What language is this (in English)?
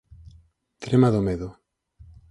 Galician